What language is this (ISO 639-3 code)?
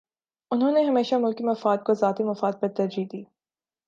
urd